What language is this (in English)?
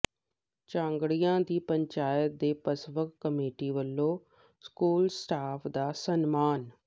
Punjabi